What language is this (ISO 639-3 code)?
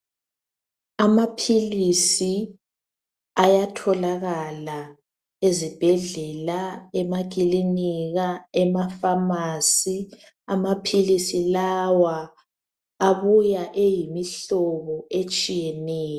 nde